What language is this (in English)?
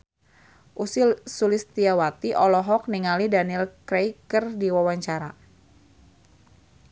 Sundanese